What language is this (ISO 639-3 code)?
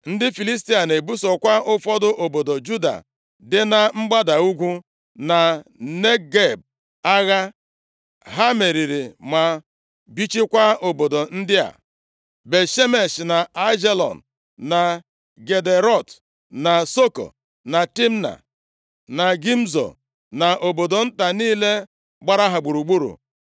ibo